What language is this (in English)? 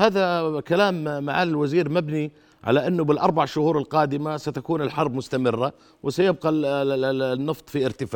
Arabic